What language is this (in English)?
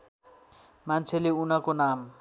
Nepali